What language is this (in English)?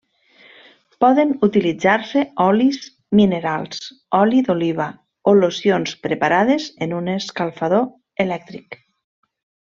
Catalan